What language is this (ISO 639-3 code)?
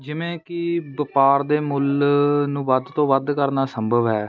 pan